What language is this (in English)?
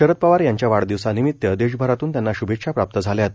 Marathi